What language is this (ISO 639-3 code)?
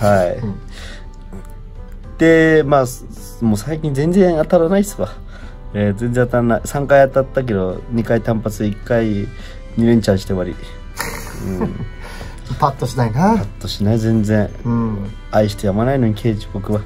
jpn